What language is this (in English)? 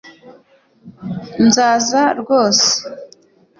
Kinyarwanda